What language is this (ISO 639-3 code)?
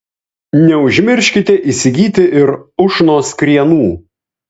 lit